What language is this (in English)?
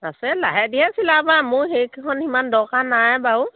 Assamese